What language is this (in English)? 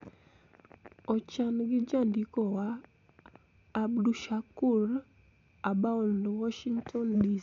Luo (Kenya and Tanzania)